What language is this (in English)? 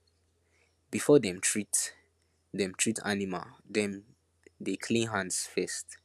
Nigerian Pidgin